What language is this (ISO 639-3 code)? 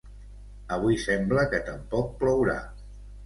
cat